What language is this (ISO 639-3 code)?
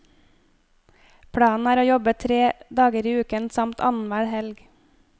nor